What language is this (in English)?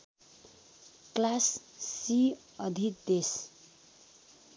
Nepali